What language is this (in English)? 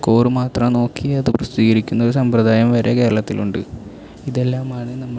Malayalam